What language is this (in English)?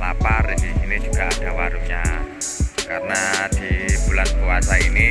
Indonesian